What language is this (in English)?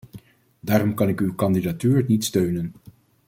Dutch